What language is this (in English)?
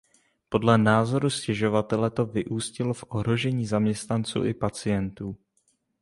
Czech